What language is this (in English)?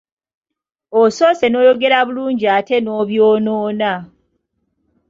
Ganda